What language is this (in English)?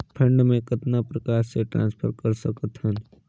Chhattisgarhi